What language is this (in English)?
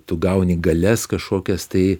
Lithuanian